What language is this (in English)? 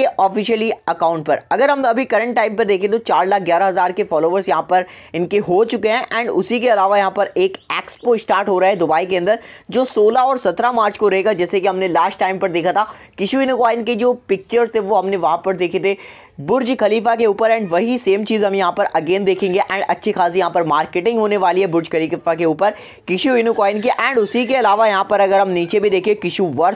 Hindi